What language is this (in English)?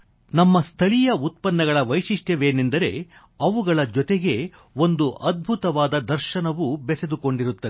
Kannada